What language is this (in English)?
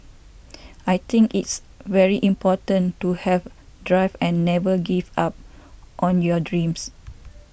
English